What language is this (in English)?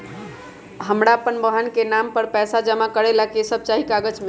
Magahi